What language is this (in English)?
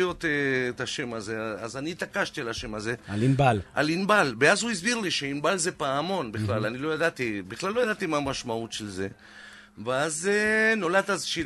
Hebrew